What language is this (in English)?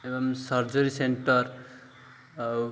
Odia